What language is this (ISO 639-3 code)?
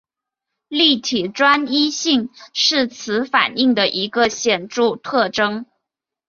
zho